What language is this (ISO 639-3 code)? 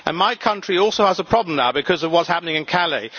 eng